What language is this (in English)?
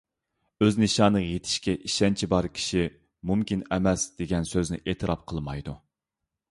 Uyghur